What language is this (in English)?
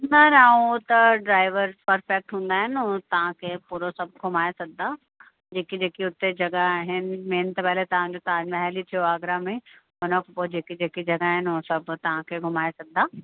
Sindhi